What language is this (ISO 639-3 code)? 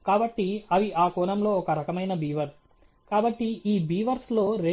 tel